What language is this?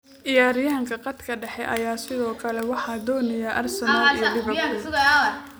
Somali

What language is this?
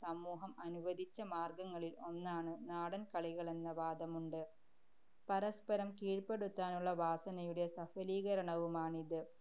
Malayalam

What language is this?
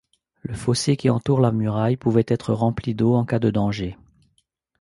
French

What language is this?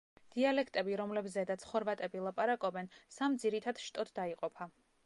Georgian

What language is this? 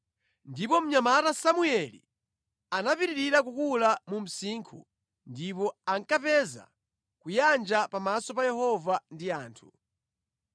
Nyanja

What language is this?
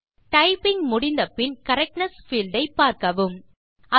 Tamil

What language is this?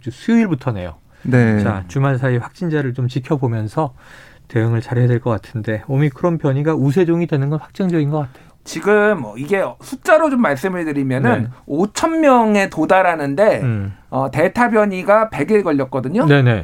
Korean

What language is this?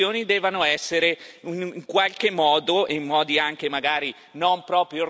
Italian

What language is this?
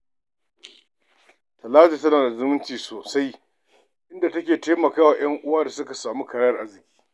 Hausa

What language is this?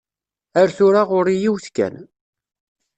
Kabyle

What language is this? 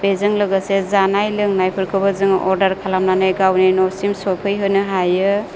Bodo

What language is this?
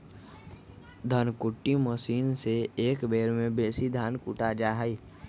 Magahi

